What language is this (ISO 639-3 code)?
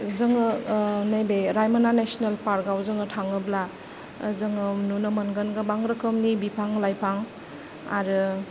brx